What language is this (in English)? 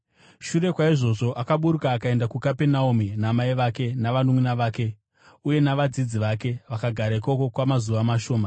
Shona